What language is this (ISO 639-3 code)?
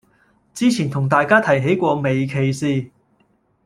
yue